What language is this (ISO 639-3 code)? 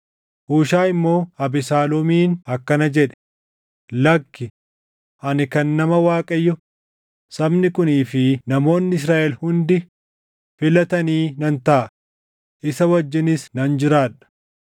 orm